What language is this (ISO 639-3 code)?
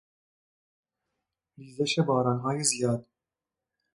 fas